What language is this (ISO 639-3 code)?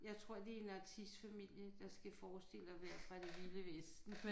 dan